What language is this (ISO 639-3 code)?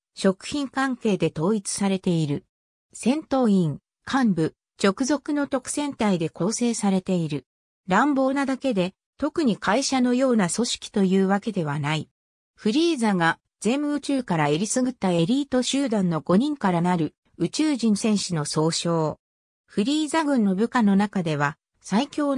jpn